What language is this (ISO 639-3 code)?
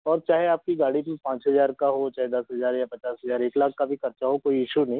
hin